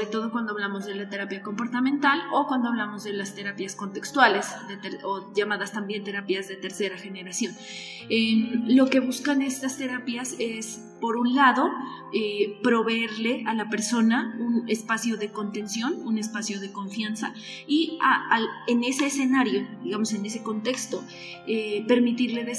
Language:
Spanish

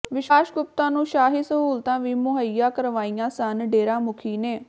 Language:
Punjabi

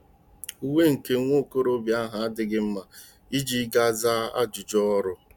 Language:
Igbo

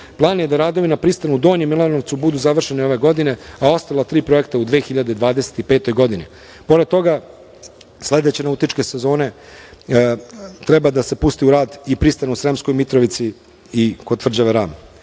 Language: Serbian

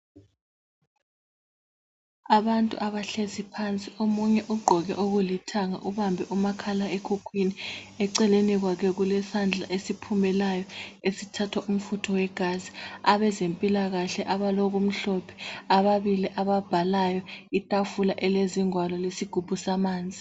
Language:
North Ndebele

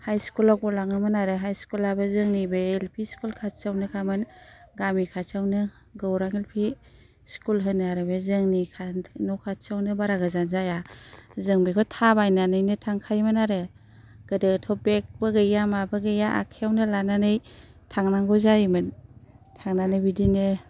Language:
Bodo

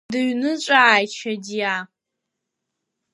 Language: Abkhazian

